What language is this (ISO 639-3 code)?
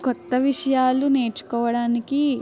tel